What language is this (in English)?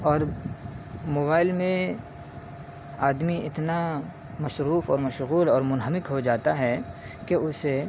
Urdu